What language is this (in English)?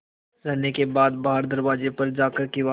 Hindi